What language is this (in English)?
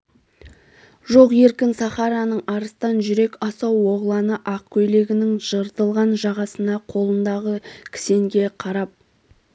Kazakh